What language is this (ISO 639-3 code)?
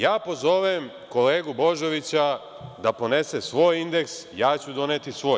srp